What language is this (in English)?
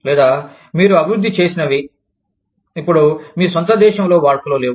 Telugu